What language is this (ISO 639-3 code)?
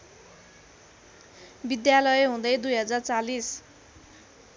nep